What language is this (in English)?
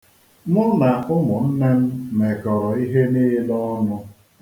Igbo